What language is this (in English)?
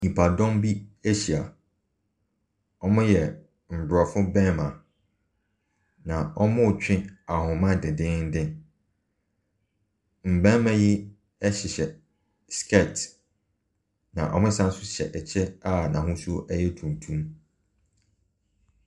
Akan